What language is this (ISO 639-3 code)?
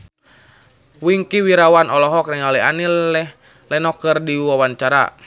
sun